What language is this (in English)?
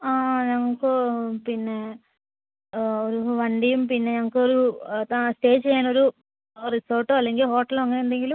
Malayalam